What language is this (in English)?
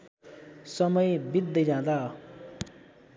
Nepali